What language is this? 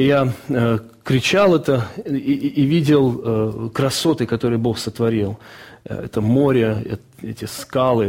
Russian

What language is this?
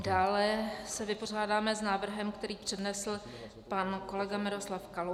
Czech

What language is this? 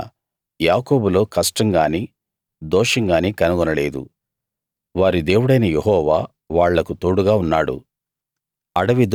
Telugu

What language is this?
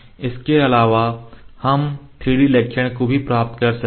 Hindi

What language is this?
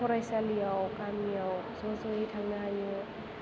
Bodo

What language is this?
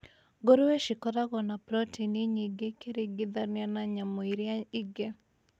Kikuyu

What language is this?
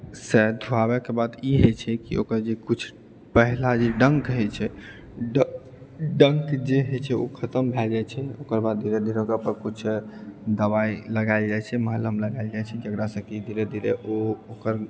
Maithili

